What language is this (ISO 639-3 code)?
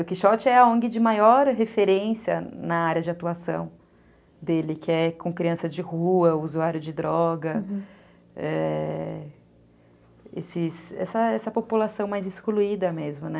por